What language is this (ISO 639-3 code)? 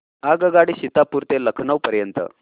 mar